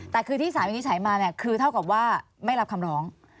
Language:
Thai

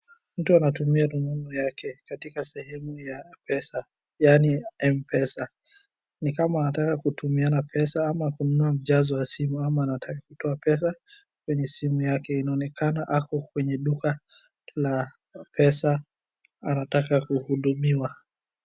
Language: Swahili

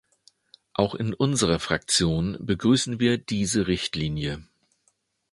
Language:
German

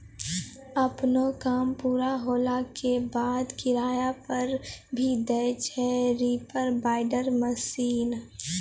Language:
Maithili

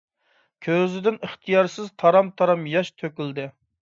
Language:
Uyghur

